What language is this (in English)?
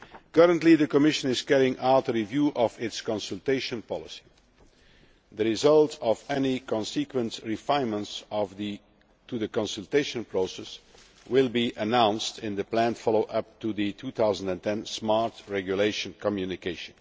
English